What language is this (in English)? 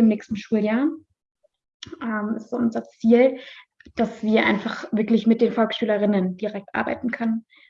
German